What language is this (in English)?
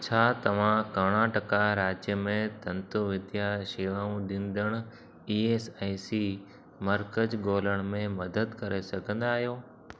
Sindhi